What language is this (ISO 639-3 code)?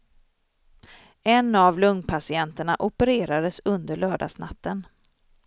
swe